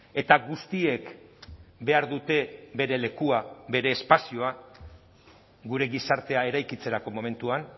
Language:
Basque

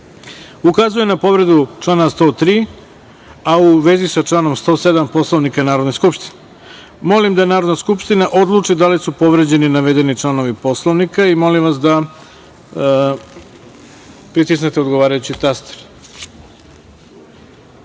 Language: Serbian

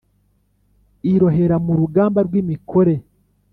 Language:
Kinyarwanda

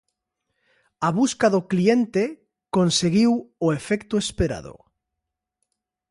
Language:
Galician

